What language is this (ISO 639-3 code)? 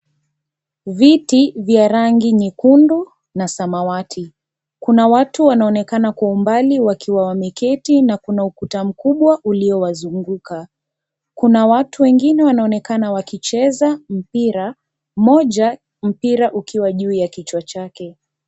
swa